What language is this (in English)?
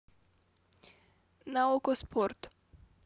Russian